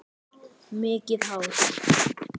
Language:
Icelandic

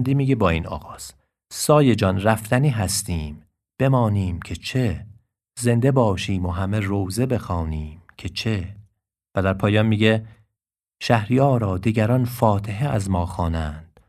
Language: Persian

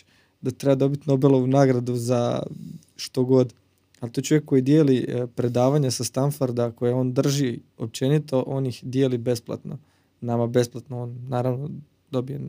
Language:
Croatian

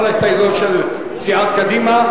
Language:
Hebrew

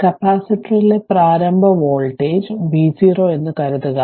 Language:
Malayalam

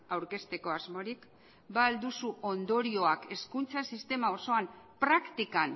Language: Basque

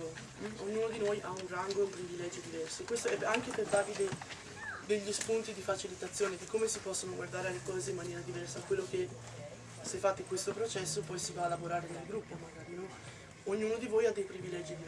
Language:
Italian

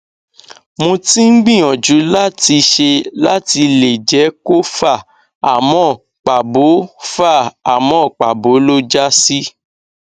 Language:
Yoruba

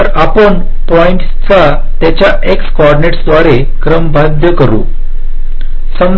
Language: Marathi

